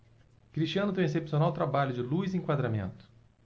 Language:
Portuguese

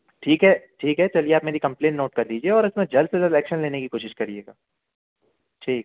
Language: Hindi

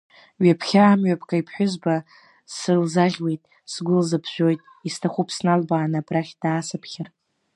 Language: Abkhazian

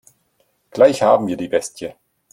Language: German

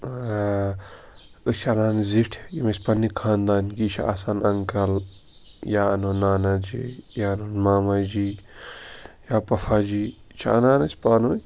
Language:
Kashmiri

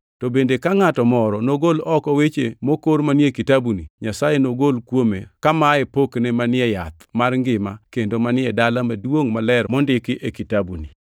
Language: Luo (Kenya and Tanzania)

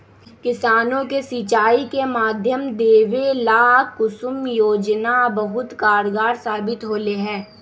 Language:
Magahi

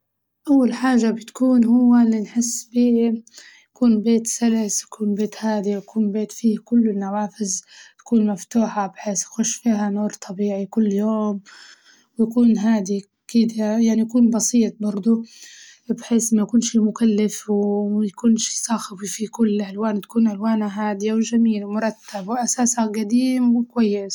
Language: Libyan Arabic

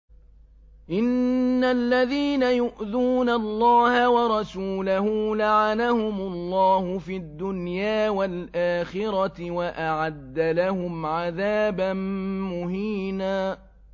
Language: Arabic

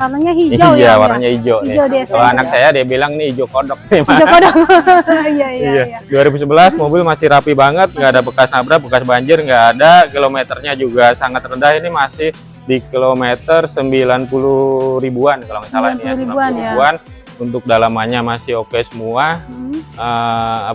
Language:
Indonesian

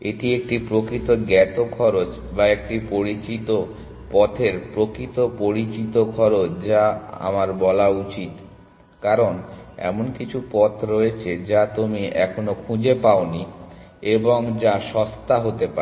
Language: Bangla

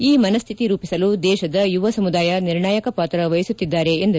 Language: Kannada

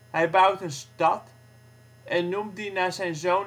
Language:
Dutch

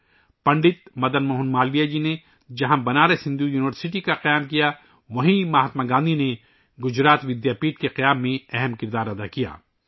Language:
Urdu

